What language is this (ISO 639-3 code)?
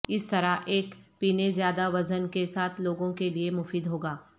urd